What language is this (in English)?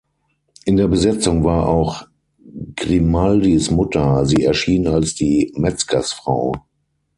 German